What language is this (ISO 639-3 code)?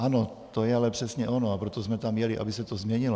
ces